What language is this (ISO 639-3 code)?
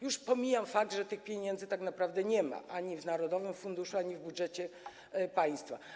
pol